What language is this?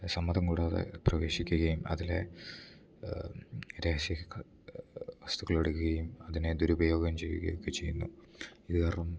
Malayalam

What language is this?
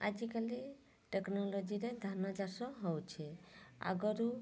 Odia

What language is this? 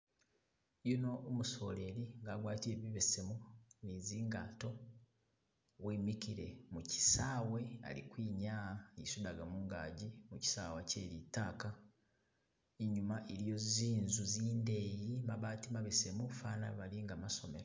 Masaaba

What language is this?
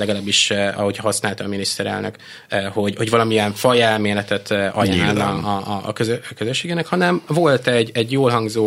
Hungarian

